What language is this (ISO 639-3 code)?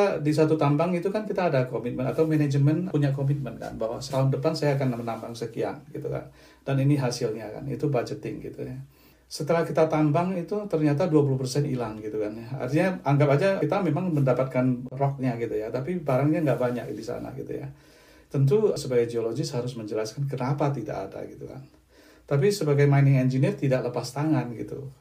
ind